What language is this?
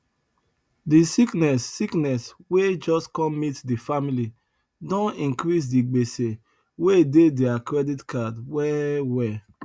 Nigerian Pidgin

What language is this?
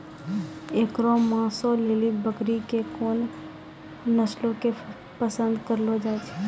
Maithili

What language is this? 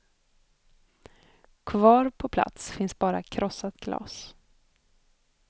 Swedish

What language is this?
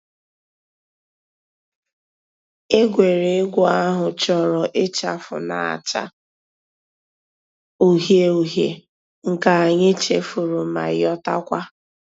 Igbo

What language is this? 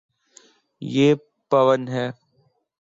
Urdu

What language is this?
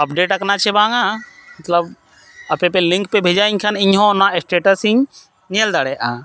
Santali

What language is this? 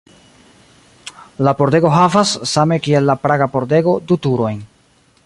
Esperanto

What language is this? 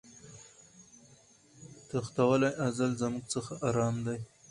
Pashto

